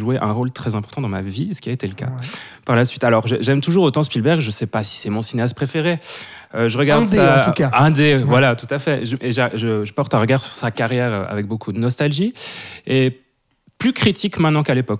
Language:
French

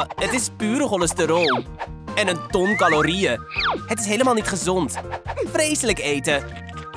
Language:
Dutch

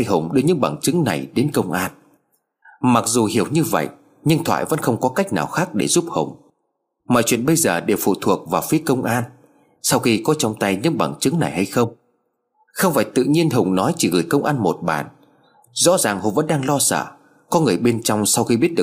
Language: Vietnamese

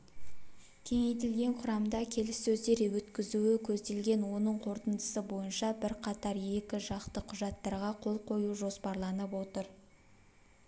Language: Kazakh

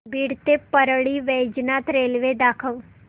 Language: Marathi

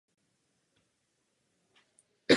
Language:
Czech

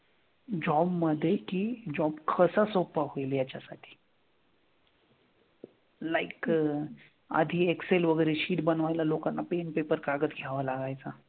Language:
Marathi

